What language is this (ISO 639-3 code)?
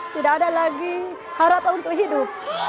ind